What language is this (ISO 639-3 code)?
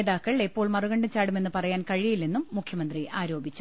mal